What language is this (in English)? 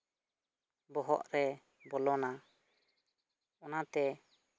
Santali